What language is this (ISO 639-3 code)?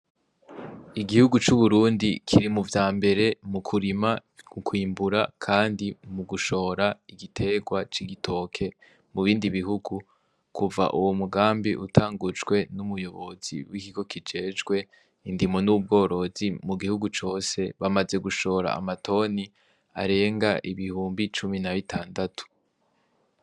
run